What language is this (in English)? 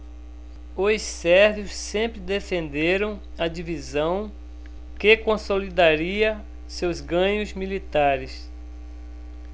Portuguese